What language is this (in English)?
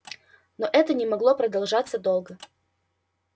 Russian